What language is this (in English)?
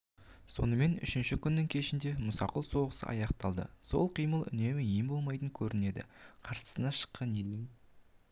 Kazakh